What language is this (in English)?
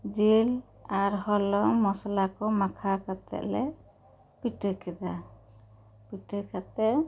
Santali